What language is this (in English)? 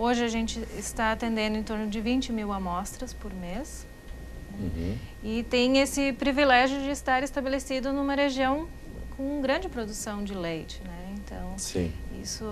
Portuguese